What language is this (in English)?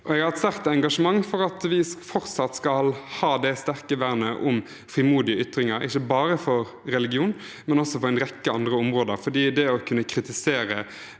Norwegian